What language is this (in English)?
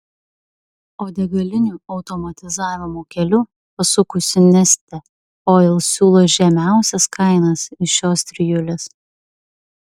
Lithuanian